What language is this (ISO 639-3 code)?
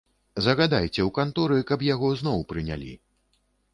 bel